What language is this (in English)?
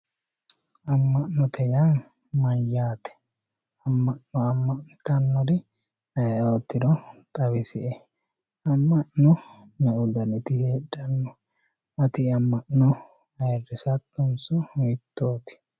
Sidamo